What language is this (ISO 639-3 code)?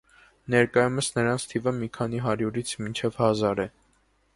hye